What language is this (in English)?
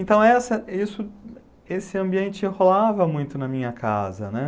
Portuguese